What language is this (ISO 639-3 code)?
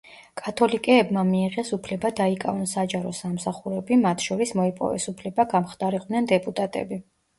kat